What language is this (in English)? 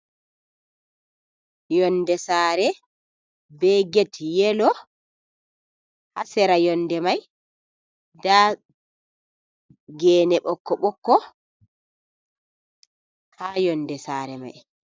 Fula